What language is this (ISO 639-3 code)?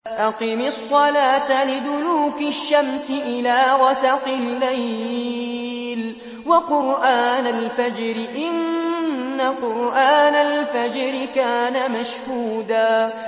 ara